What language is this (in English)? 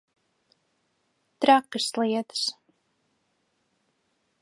Latvian